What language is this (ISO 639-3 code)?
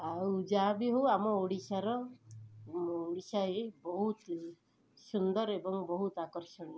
ori